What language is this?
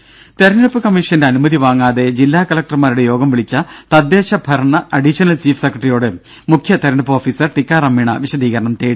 Malayalam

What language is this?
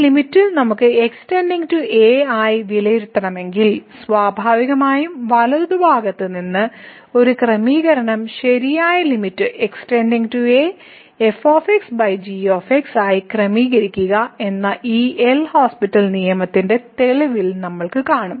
Malayalam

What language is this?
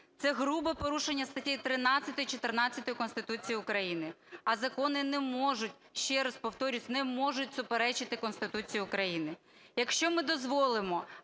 Ukrainian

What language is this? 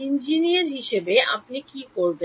Bangla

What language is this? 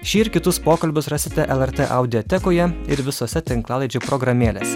Lithuanian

